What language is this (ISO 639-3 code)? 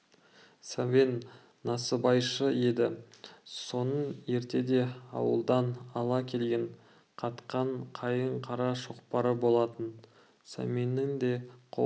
kaz